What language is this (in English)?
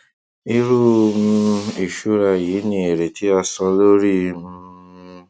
Yoruba